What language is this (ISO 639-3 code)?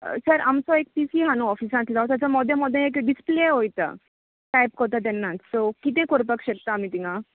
kok